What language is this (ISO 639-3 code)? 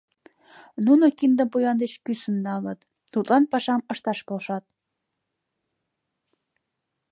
chm